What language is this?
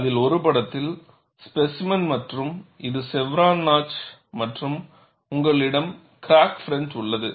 Tamil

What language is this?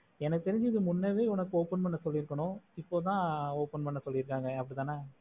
Tamil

